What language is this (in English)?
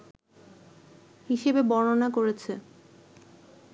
Bangla